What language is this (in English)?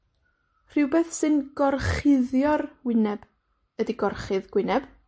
Welsh